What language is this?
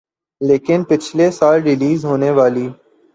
Urdu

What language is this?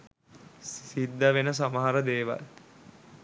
Sinhala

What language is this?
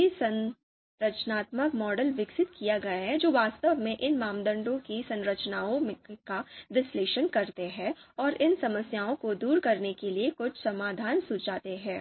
Hindi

